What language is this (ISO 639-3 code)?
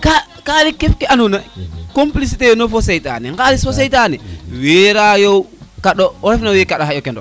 srr